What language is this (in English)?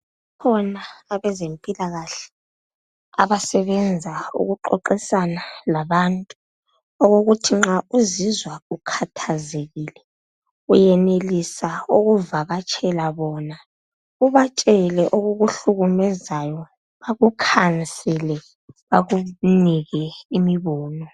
North Ndebele